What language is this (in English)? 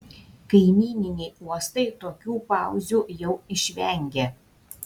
Lithuanian